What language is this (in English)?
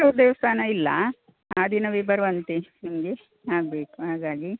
Kannada